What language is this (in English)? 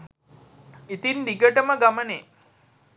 Sinhala